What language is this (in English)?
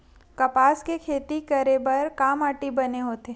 Chhattisgarhi